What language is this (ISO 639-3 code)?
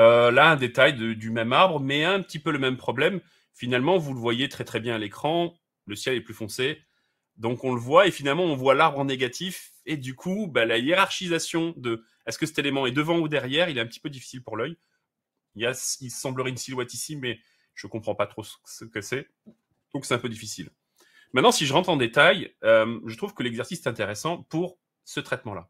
fra